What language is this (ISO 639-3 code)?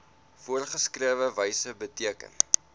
afr